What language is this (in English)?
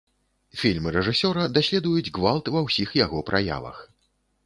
Belarusian